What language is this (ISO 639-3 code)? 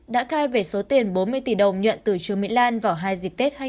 vie